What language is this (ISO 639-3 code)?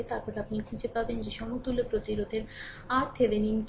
ben